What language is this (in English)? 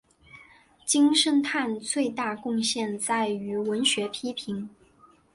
Chinese